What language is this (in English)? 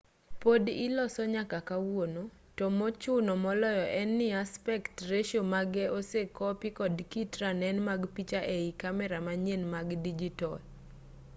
Luo (Kenya and Tanzania)